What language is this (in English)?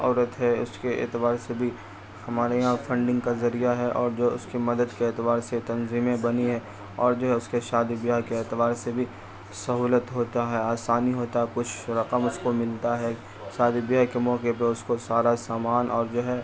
Urdu